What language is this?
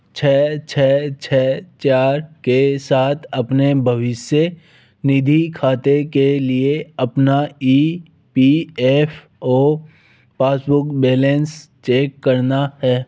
Hindi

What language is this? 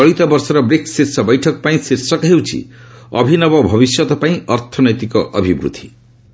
Odia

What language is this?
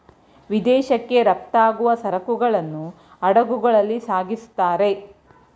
Kannada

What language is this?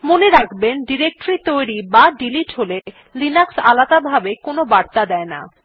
Bangla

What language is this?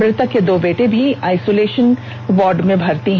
Hindi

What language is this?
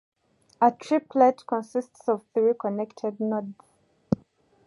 English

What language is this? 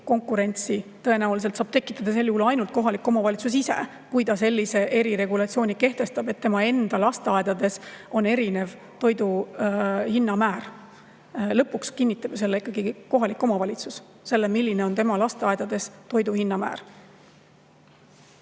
Estonian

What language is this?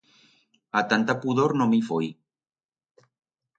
Aragonese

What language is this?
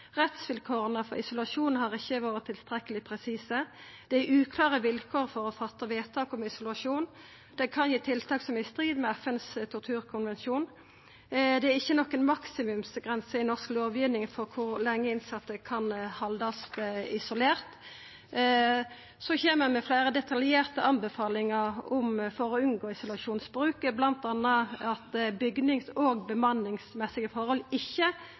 Norwegian Nynorsk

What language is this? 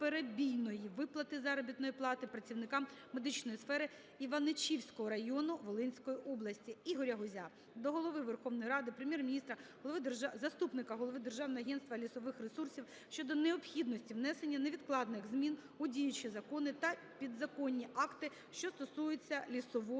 Ukrainian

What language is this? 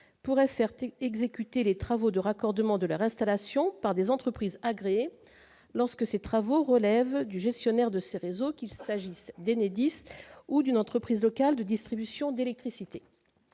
French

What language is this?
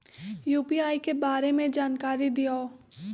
Magahi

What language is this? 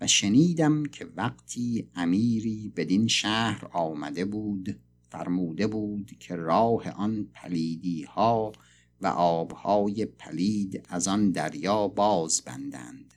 Persian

